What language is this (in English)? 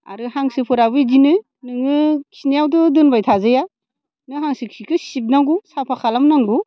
Bodo